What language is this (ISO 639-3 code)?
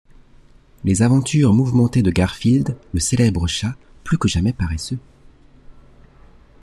fra